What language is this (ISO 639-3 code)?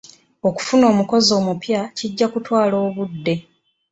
lug